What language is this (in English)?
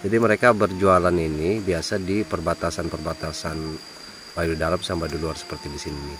Indonesian